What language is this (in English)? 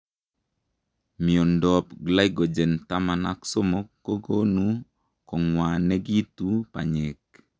Kalenjin